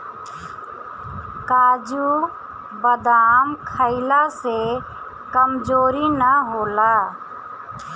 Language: Bhojpuri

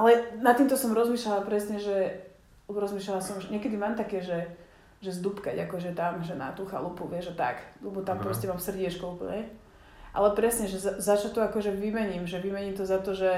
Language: Slovak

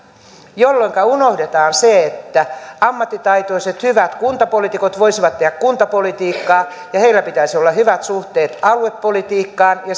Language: Finnish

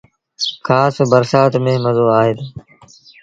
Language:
Sindhi Bhil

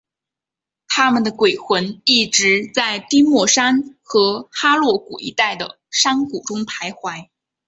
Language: Chinese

